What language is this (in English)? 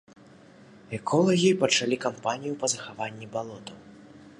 Belarusian